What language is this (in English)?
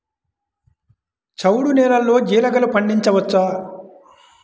Telugu